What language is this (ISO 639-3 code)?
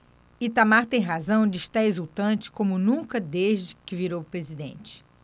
por